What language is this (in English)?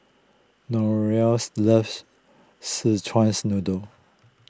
English